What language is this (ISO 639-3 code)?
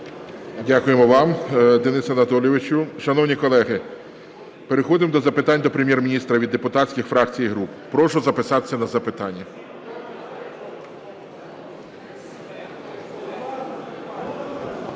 ukr